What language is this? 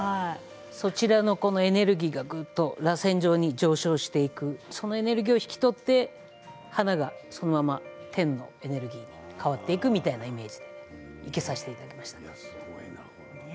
Japanese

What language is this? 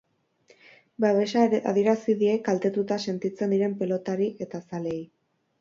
Basque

